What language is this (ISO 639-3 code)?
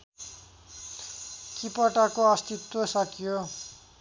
nep